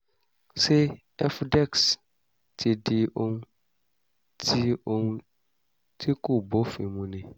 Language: Yoruba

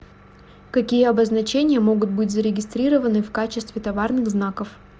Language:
Russian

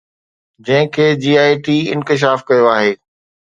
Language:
Sindhi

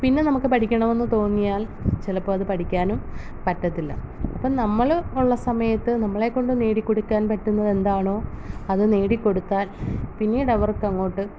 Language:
Malayalam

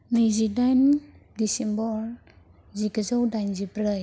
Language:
Bodo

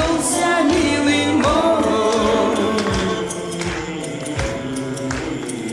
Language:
Russian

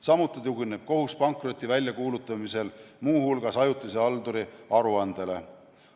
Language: Estonian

